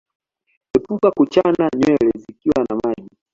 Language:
Swahili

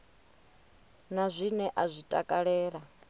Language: Venda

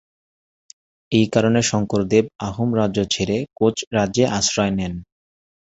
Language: Bangla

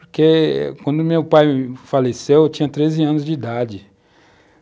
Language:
Portuguese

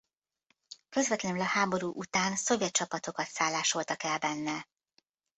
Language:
Hungarian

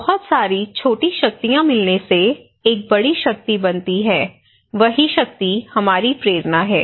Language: Hindi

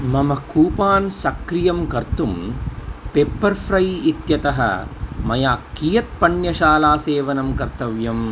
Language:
Sanskrit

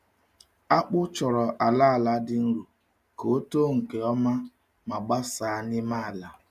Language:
Igbo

